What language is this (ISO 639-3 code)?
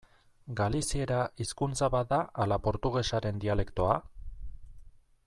eus